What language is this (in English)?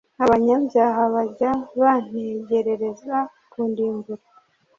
Kinyarwanda